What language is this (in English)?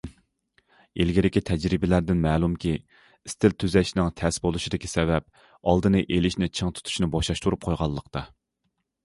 Uyghur